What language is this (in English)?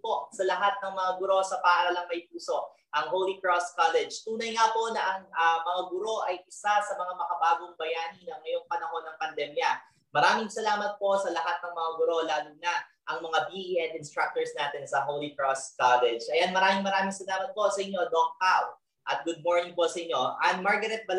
Filipino